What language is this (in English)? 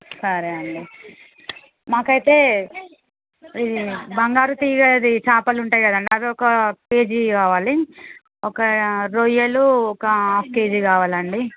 Telugu